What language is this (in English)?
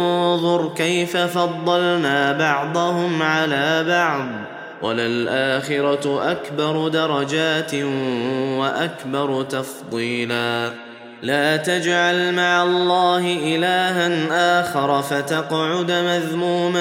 Arabic